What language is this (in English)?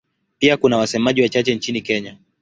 Swahili